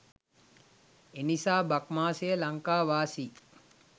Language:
Sinhala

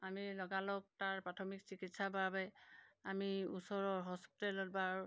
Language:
Assamese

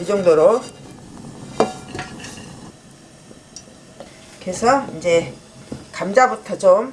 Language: Korean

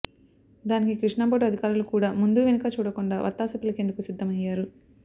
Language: Telugu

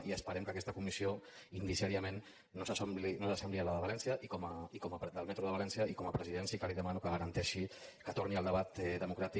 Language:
Catalan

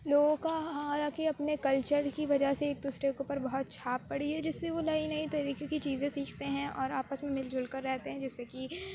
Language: Urdu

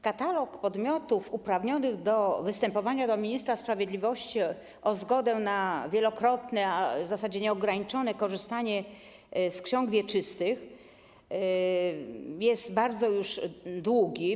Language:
Polish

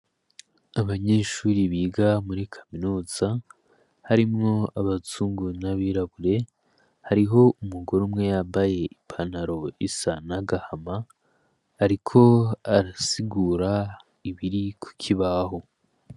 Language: Rundi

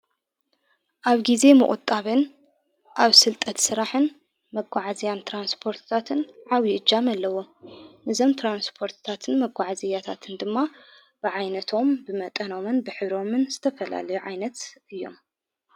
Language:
Tigrinya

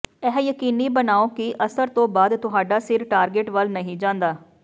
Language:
Punjabi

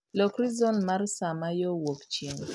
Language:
Luo (Kenya and Tanzania)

